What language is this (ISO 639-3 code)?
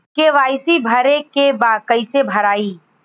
bho